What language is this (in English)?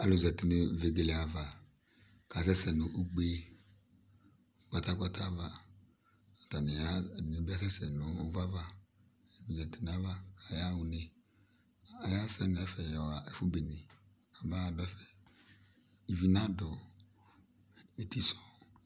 Ikposo